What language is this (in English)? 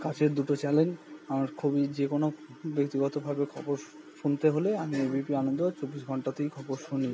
Bangla